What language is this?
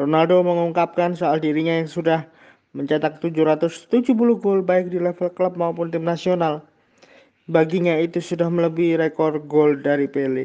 Indonesian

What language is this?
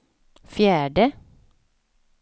Swedish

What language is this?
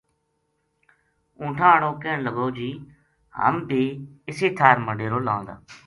Gujari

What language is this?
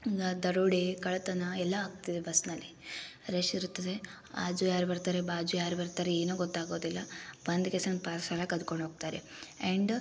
Kannada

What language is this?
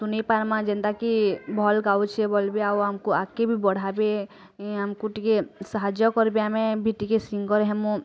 Odia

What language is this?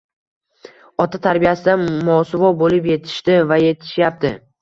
Uzbek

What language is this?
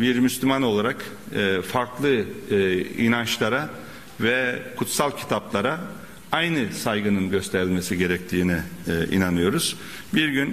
Turkish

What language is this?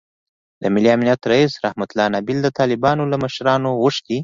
Pashto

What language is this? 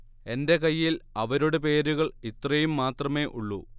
Malayalam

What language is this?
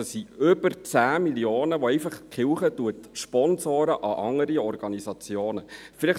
Swiss German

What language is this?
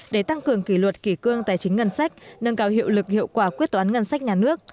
Vietnamese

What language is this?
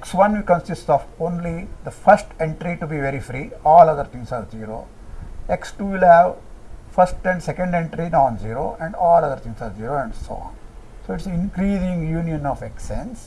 English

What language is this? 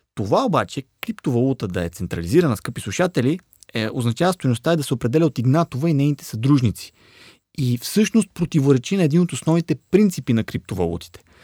Bulgarian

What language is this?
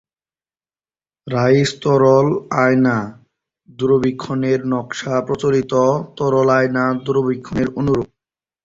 Bangla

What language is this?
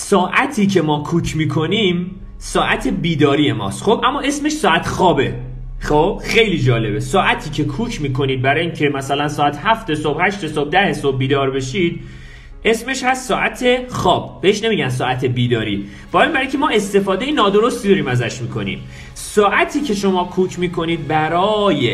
Persian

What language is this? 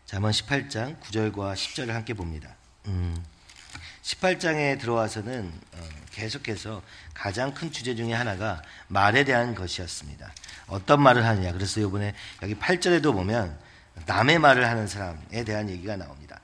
Korean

